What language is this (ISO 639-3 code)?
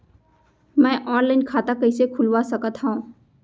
hne